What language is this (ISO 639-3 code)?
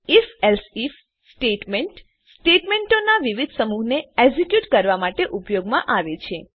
guj